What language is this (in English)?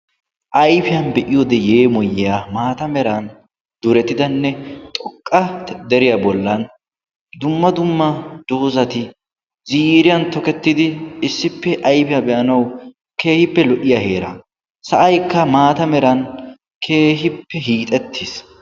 Wolaytta